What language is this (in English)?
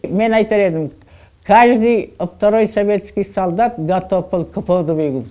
Kazakh